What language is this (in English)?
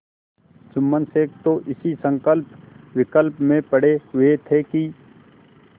Hindi